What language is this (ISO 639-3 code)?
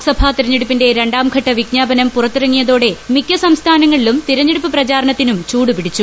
mal